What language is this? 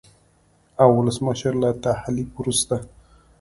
Pashto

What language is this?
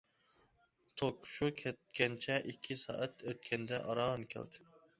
Uyghur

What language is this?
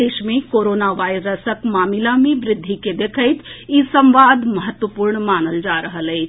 Maithili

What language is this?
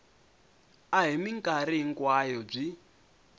Tsonga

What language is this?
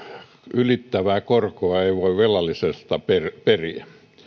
Finnish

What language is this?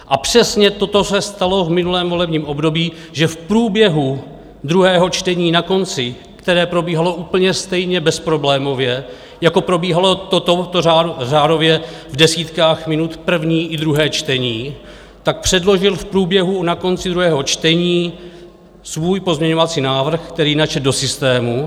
Czech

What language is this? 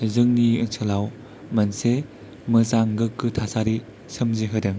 Bodo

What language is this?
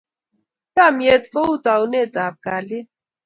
Kalenjin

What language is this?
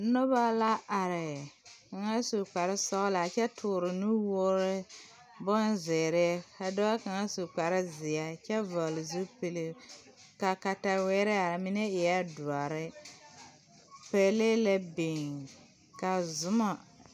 Southern Dagaare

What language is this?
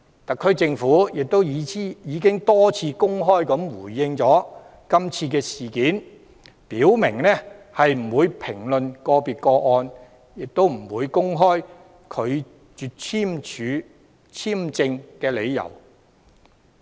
Cantonese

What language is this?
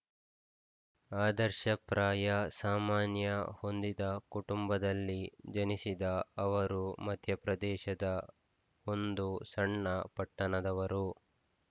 Kannada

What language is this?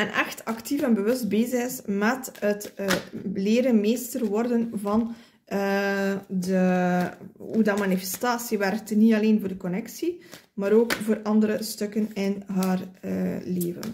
Dutch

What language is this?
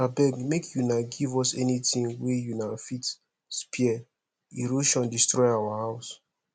Nigerian Pidgin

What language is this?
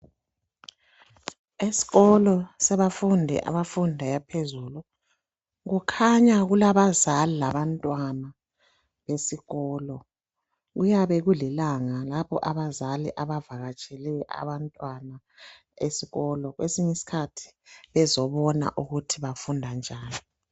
North Ndebele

